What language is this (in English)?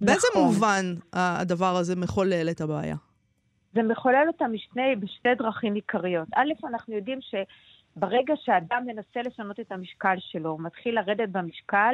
Hebrew